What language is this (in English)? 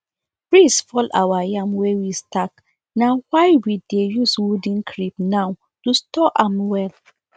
Nigerian Pidgin